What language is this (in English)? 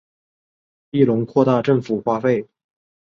Chinese